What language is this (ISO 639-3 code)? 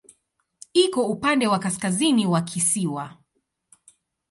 swa